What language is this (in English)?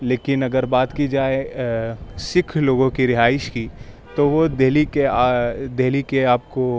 Urdu